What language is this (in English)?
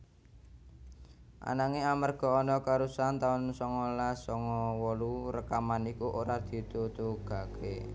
Javanese